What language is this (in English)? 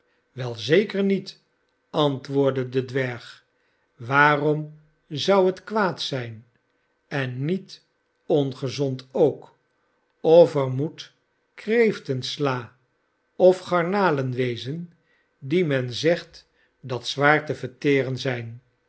Dutch